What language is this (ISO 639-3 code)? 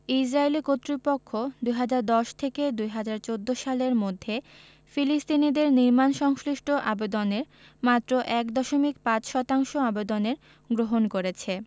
ben